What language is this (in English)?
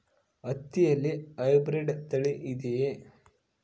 Kannada